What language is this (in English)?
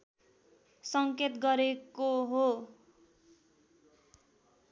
Nepali